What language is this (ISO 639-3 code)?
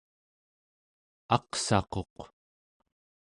esu